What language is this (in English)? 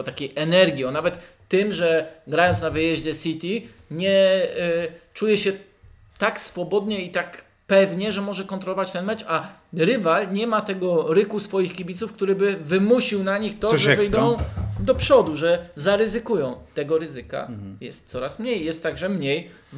Polish